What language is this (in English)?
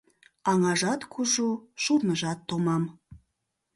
Mari